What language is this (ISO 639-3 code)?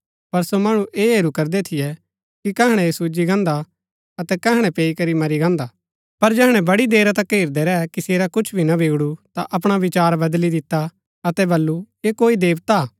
gbk